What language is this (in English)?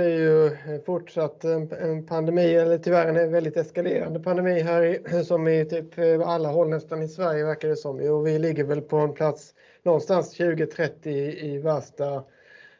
Swedish